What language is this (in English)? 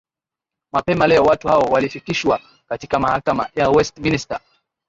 Swahili